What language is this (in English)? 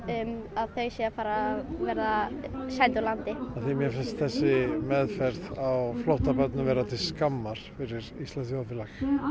Icelandic